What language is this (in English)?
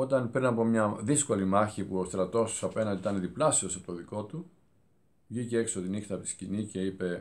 Greek